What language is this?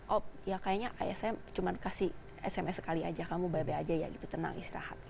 Indonesian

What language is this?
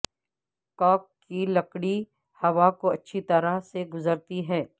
Urdu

